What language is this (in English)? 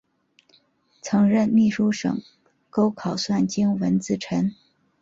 Chinese